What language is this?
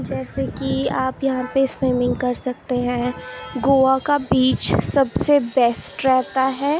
Urdu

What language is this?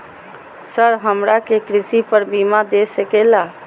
Magahi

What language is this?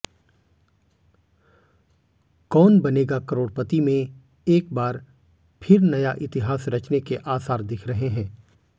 Hindi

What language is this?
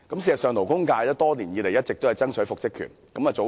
Cantonese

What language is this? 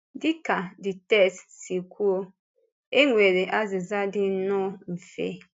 Igbo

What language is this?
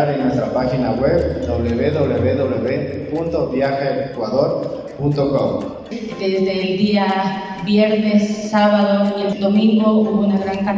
Spanish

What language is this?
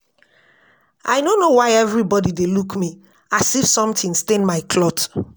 Nigerian Pidgin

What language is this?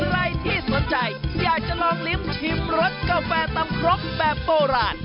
Thai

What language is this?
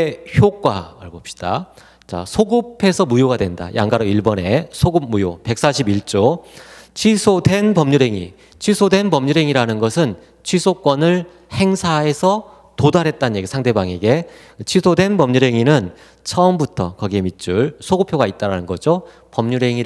Korean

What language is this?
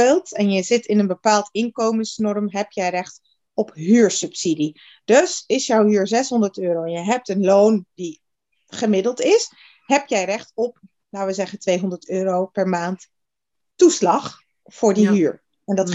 Dutch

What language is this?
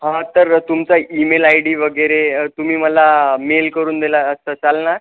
Marathi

